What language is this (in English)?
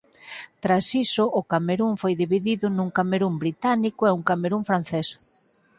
Galician